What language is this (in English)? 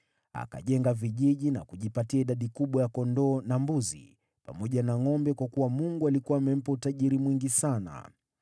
Swahili